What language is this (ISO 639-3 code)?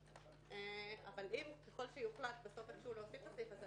heb